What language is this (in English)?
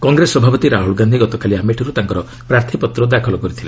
Odia